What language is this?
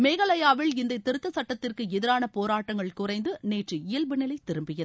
Tamil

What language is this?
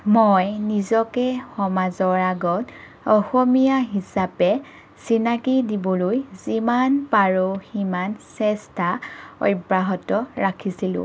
Assamese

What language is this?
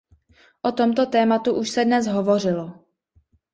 Czech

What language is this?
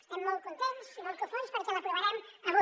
Catalan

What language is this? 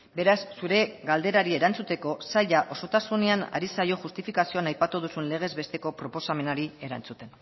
Basque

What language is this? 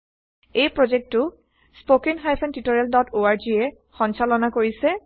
Assamese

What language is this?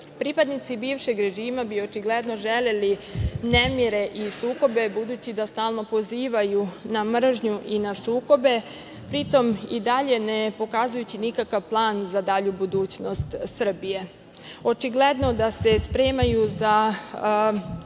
Serbian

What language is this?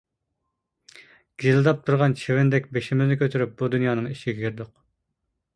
Uyghur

